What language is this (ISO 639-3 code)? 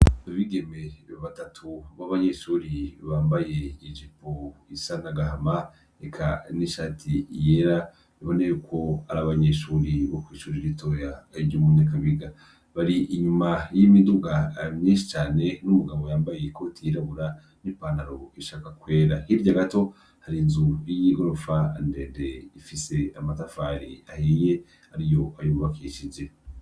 run